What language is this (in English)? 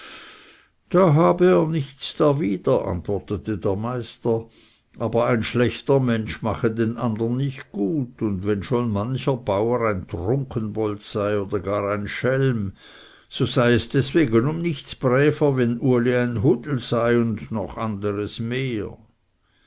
German